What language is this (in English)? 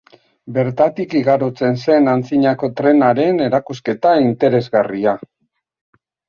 Basque